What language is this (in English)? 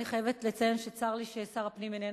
Hebrew